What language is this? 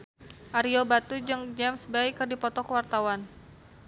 Sundanese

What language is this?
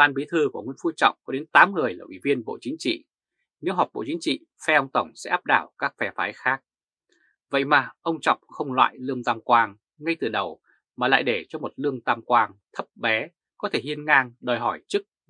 Vietnamese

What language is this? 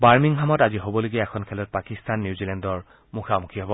Assamese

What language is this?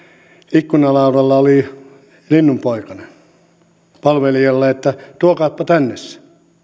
Finnish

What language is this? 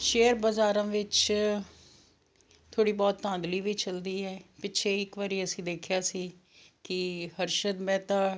Punjabi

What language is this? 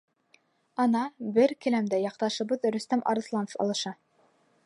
Bashkir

